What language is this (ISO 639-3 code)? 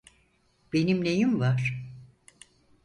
tur